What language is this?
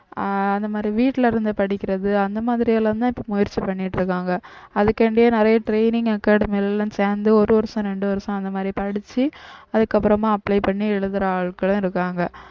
Tamil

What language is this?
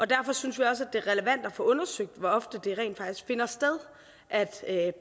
Danish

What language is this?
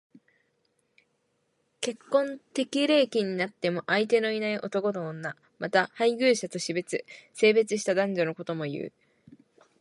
Japanese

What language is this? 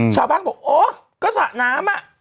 Thai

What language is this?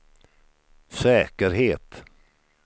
Swedish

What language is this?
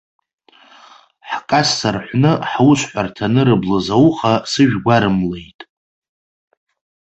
Abkhazian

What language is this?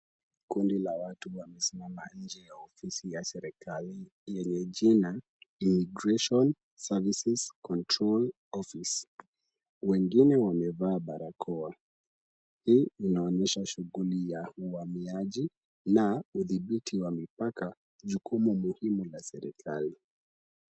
Swahili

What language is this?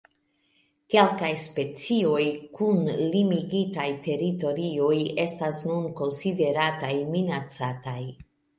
Esperanto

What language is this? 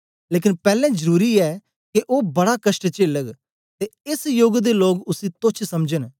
Dogri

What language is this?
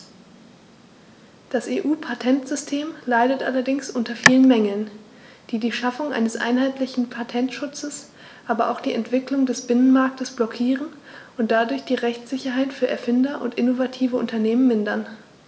German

